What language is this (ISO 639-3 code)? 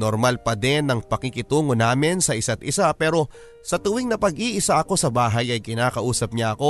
fil